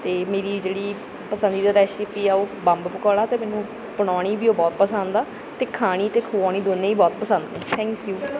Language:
Punjabi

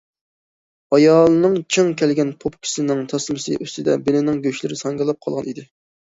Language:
Uyghur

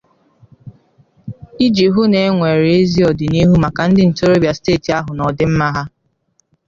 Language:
Igbo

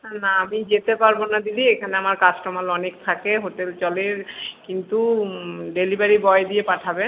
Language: Bangla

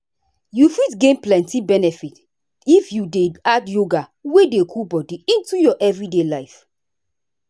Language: Nigerian Pidgin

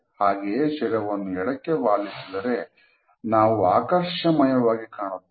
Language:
Kannada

